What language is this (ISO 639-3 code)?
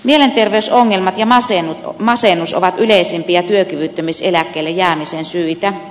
fin